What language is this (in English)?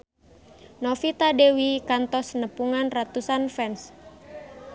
Sundanese